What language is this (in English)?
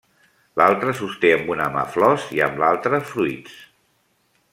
Catalan